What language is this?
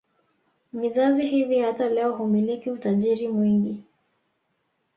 Swahili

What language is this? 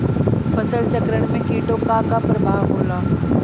Bhojpuri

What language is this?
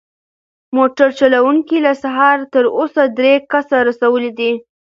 Pashto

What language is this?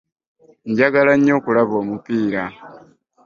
Ganda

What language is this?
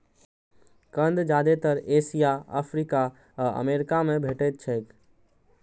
Maithili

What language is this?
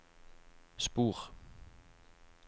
Norwegian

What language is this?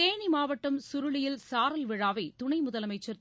Tamil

